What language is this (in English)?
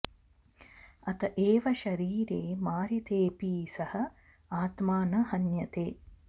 Sanskrit